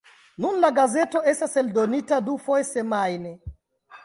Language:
Esperanto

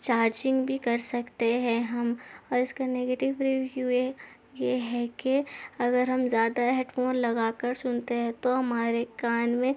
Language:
Urdu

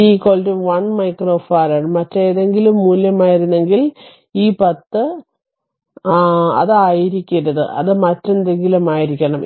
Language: Malayalam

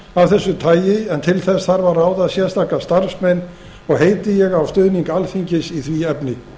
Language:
Icelandic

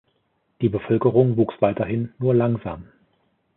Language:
German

